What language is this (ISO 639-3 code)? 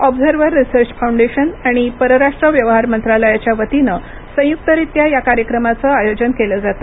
mar